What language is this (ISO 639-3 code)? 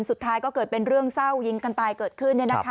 tha